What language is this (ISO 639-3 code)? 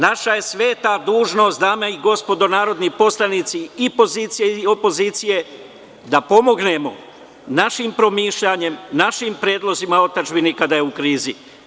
srp